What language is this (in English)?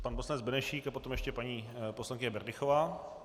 Czech